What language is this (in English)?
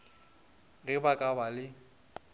Northern Sotho